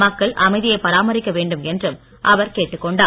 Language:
Tamil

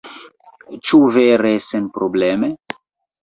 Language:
Esperanto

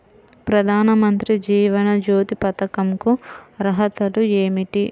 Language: Telugu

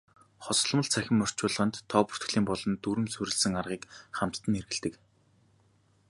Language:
Mongolian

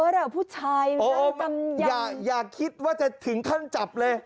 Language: Thai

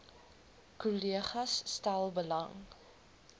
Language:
Afrikaans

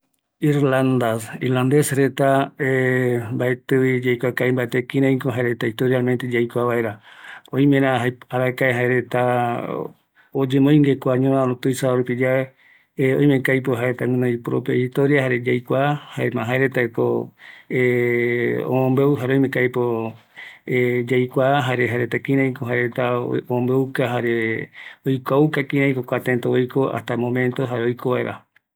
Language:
Eastern Bolivian Guaraní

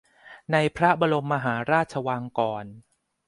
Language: Thai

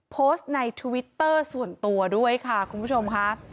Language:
Thai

